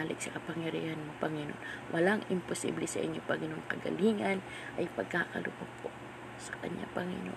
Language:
Filipino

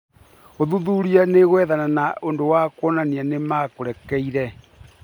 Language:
Kikuyu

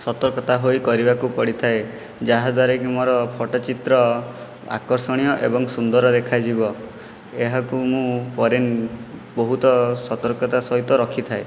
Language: Odia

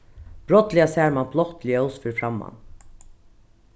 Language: Faroese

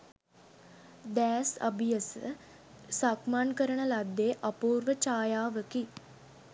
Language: Sinhala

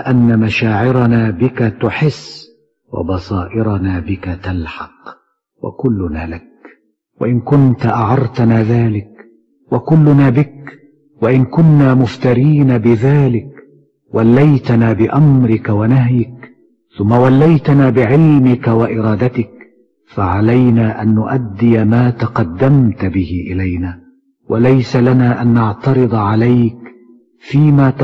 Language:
Arabic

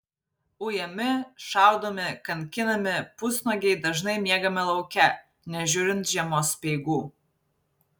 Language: Lithuanian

